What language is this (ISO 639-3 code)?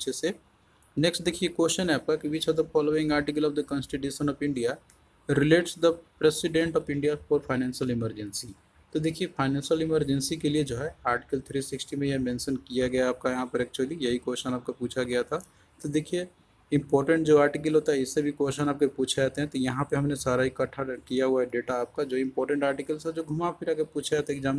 hin